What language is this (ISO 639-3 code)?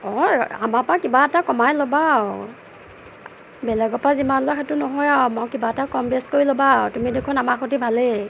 asm